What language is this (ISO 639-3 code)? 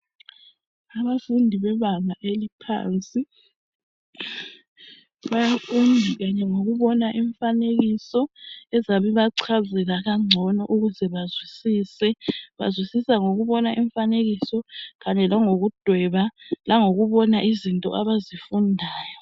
nde